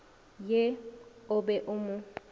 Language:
Northern Sotho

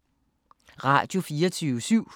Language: Danish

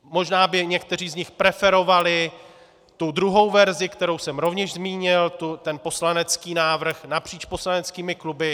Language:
Czech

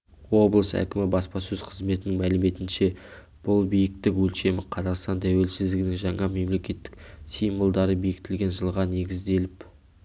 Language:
Kazakh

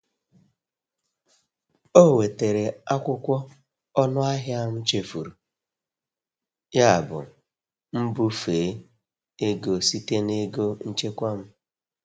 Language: Igbo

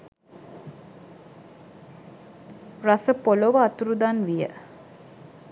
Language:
Sinhala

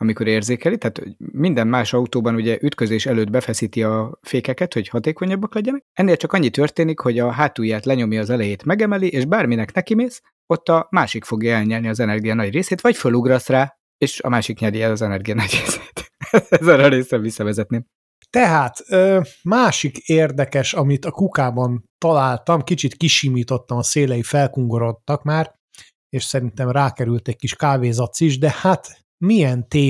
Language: Hungarian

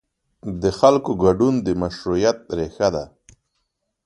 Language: Pashto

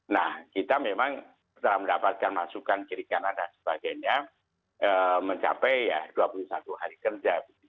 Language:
Indonesian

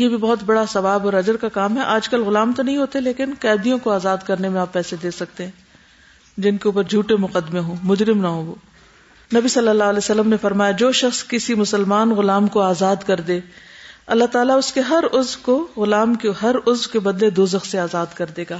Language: Urdu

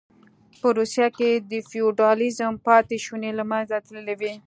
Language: Pashto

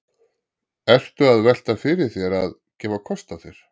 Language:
Icelandic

